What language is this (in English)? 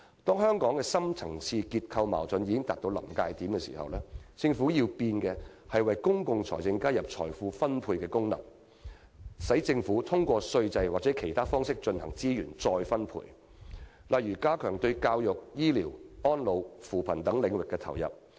Cantonese